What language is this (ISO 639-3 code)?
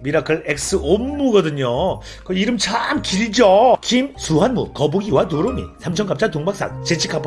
kor